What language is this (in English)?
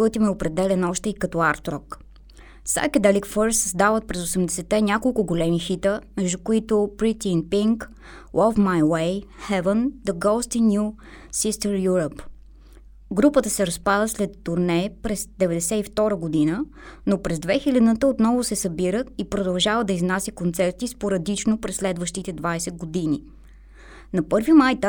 Bulgarian